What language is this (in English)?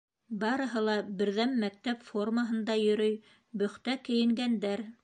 Bashkir